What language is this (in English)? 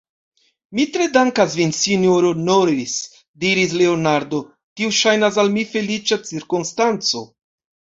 Esperanto